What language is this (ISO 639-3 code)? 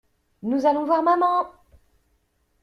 fra